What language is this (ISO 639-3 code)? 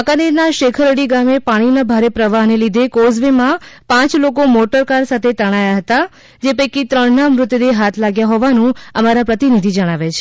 guj